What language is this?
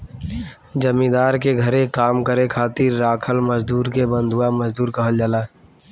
Bhojpuri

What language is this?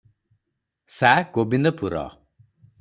Odia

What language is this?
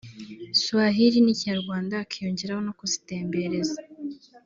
Kinyarwanda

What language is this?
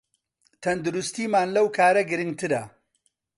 Central Kurdish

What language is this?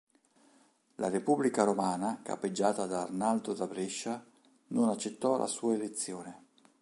Italian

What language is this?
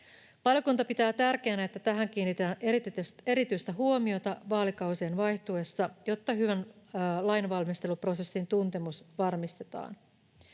Finnish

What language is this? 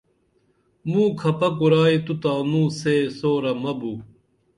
Dameli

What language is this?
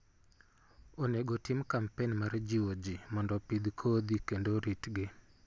Luo (Kenya and Tanzania)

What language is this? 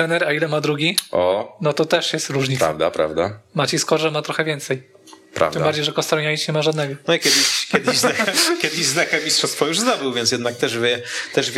Polish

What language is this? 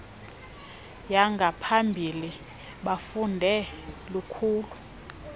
Xhosa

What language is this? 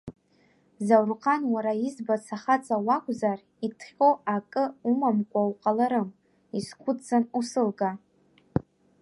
Abkhazian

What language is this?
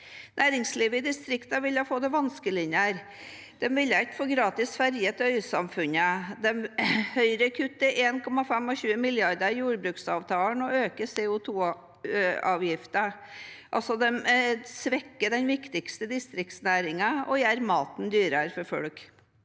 Norwegian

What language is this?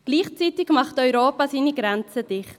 Swiss German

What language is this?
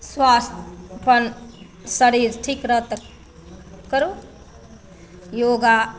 Maithili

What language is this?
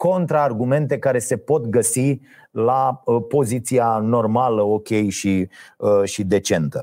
Romanian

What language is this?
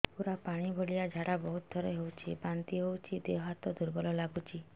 Odia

